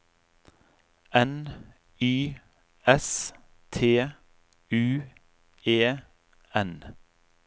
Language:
Norwegian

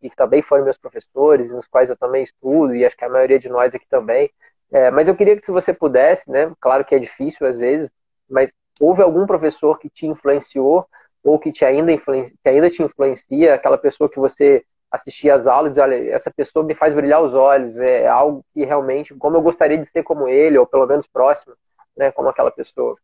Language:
Portuguese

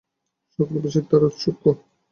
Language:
Bangla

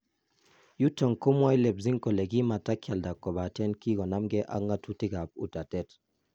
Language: Kalenjin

